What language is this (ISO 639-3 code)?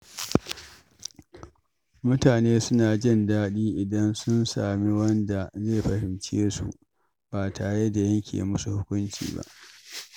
hau